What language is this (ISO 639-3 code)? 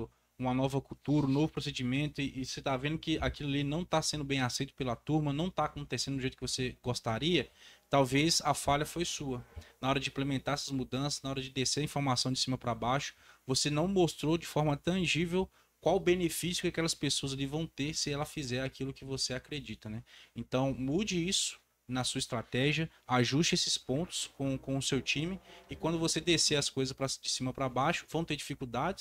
por